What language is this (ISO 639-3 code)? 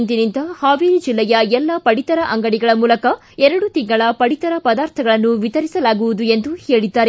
kan